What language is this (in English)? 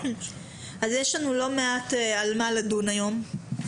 Hebrew